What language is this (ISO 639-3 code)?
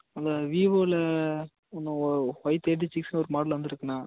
tam